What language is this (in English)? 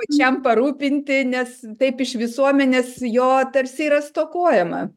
Lithuanian